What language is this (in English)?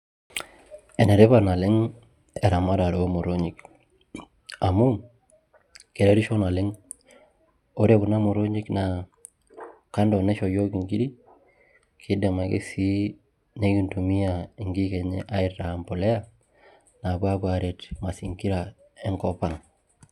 Masai